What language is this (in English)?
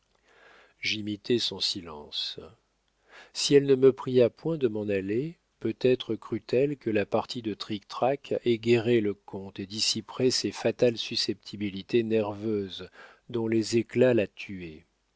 French